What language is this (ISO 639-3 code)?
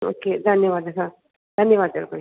san